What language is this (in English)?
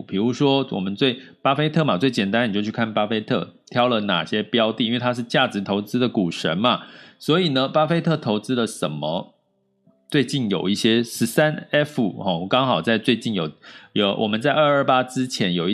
Chinese